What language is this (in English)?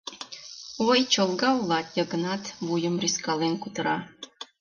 Mari